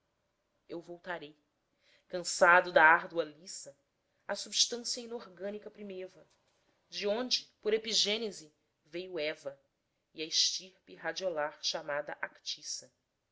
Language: Portuguese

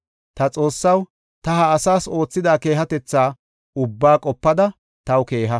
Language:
Gofa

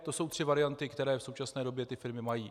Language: Czech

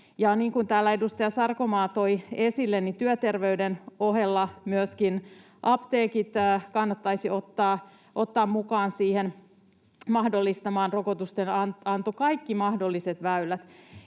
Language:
Finnish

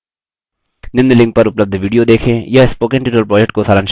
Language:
Hindi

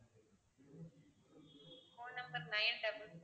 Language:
Tamil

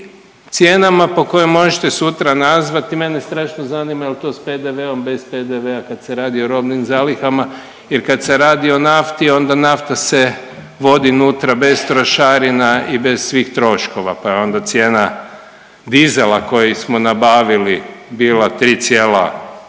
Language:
Croatian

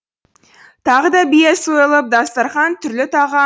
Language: Kazakh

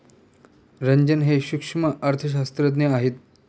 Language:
Marathi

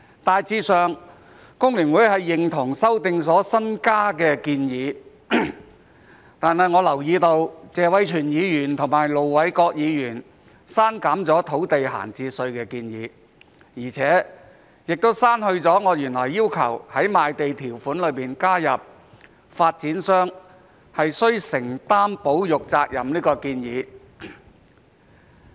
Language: Cantonese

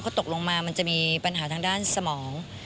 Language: Thai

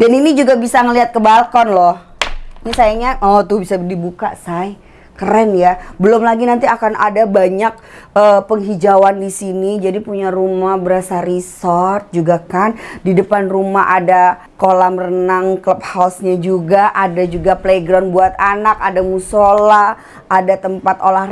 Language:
Indonesian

